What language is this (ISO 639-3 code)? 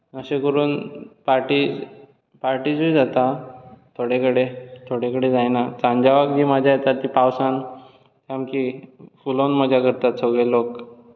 kok